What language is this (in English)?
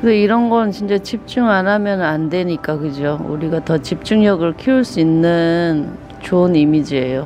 Korean